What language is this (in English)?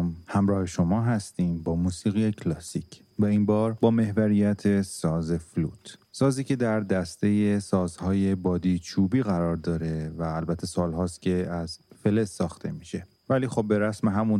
Persian